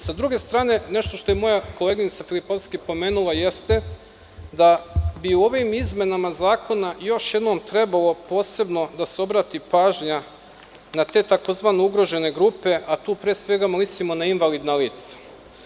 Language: Serbian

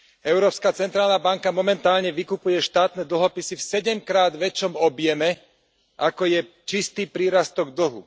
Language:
Slovak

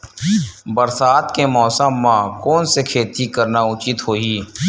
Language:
Chhattisgarhi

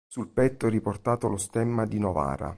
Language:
Italian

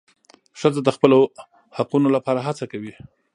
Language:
Pashto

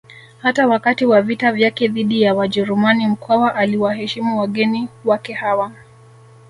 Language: Swahili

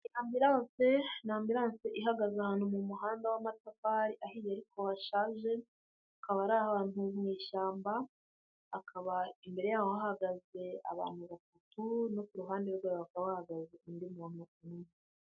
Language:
Kinyarwanda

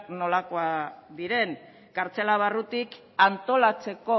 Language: Basque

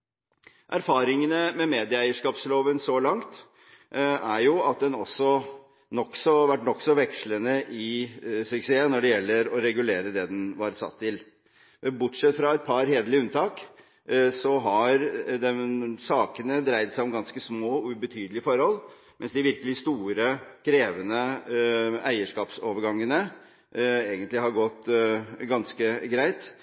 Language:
Norwegian Bokmål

